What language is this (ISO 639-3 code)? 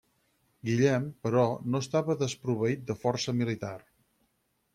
cat